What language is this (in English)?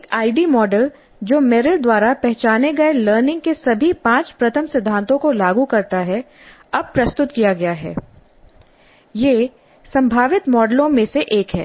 Hindi